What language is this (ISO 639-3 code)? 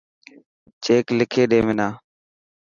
mki